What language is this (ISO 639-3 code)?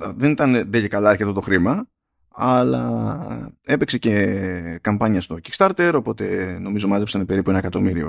ell